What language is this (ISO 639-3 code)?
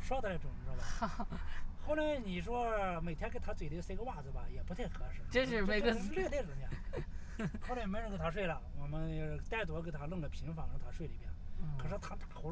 zho